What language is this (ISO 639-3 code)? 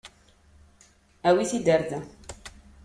kab